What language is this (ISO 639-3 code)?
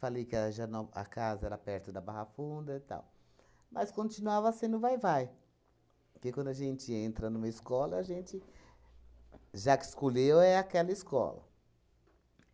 por